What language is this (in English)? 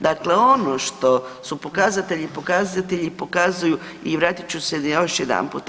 Croatian